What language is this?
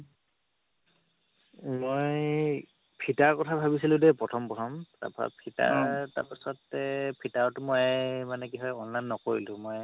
Assamese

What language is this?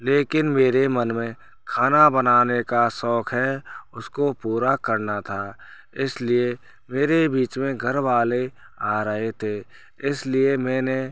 Hindi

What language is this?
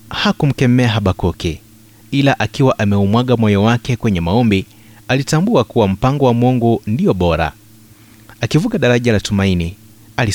Swahili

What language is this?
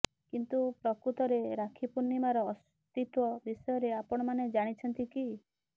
Odia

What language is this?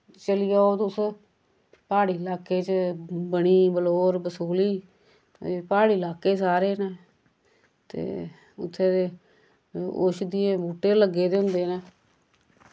Dogri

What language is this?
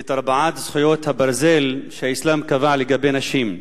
Hebrew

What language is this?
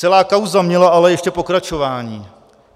Czech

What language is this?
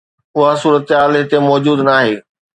Sindhi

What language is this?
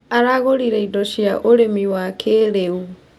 Kikuyu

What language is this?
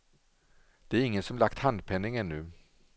Swedish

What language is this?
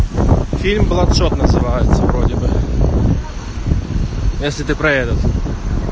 Russian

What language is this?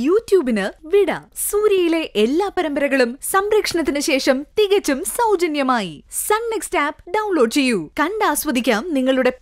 Malayalam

